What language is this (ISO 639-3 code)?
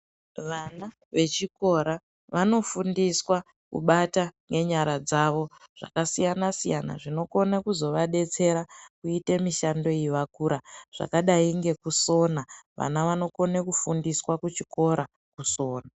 ndc